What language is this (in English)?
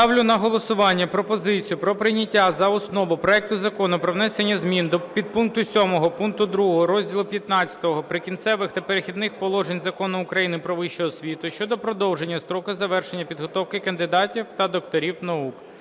Ukrainian